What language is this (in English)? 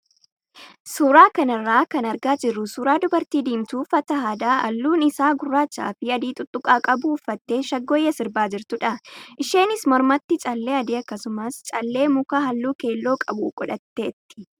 Oromo